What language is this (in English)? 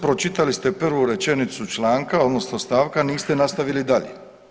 Croatian